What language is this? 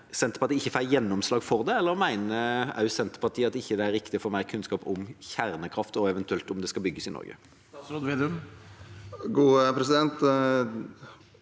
Norwegian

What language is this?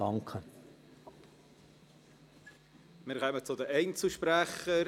Swiss German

